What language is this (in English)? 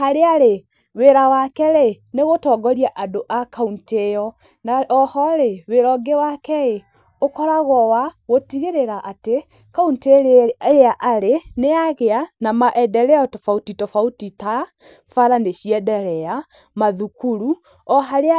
Kikuyu